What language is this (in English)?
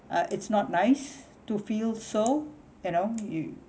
English